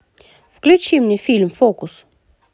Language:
Russian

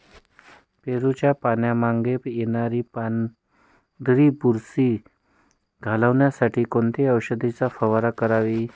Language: Marathi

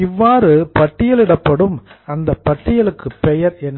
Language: Tamil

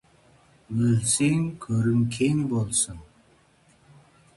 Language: Kazakh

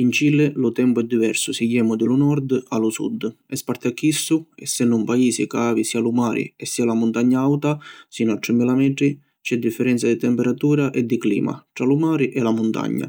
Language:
Sicilian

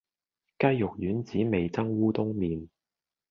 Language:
Cantonese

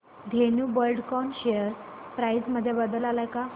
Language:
Marathi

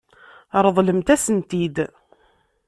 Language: Kabyle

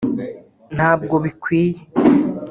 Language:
Kinyarwanda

